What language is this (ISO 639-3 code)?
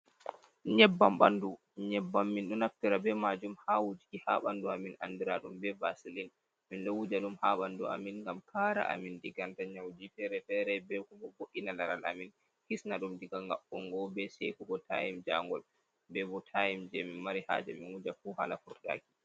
ful